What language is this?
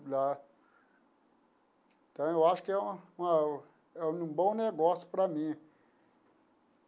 Portuguese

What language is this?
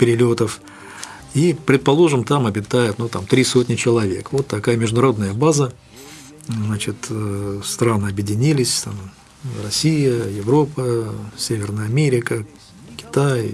Russian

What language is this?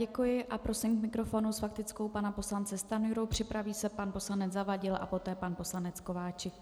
Czech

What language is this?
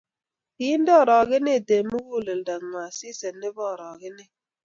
Kalenjin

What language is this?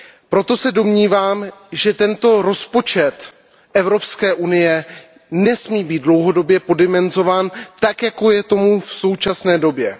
Czech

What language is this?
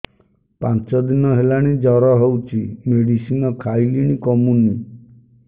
Odia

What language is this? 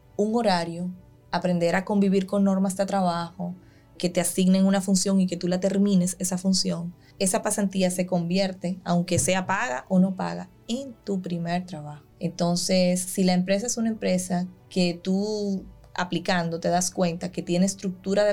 Spanish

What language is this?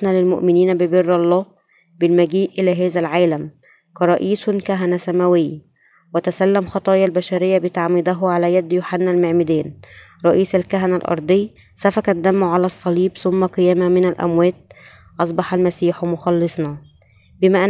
Arabic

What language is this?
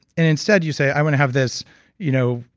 English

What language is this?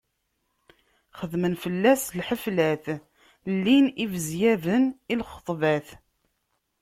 Kabyle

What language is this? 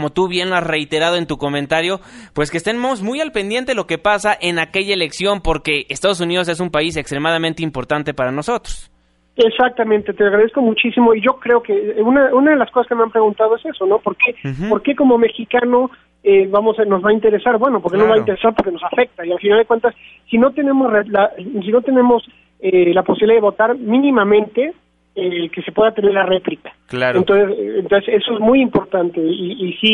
Spanish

